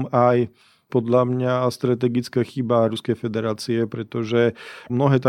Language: Slovak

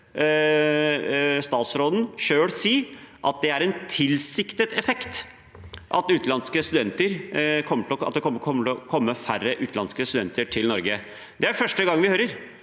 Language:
Norwegian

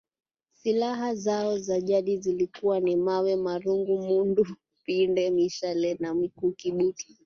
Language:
Swahili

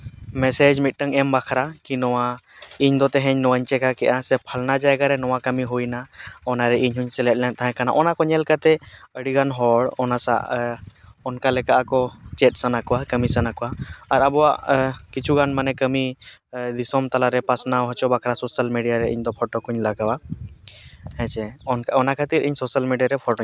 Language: Santali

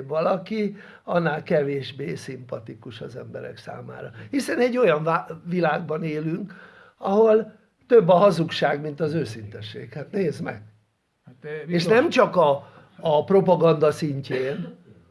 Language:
Hungarian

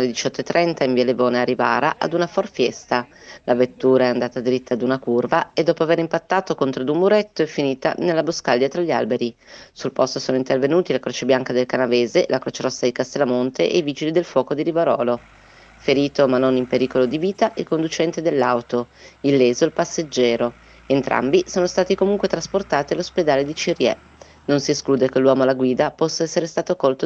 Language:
Italian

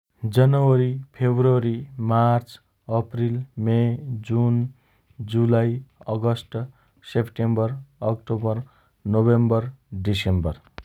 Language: Dotyali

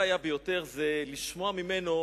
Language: Hebrew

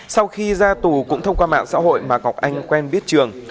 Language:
Vietnamese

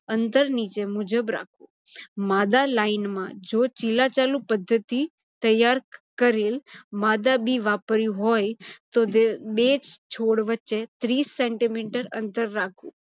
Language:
Gujarati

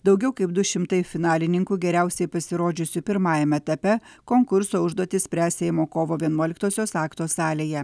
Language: Lithuanian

